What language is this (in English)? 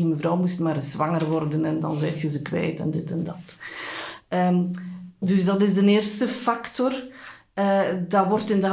Dutch